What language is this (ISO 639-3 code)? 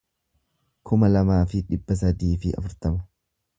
orm